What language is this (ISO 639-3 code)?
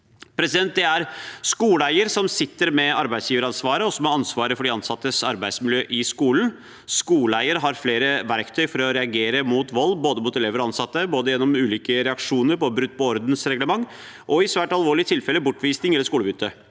nor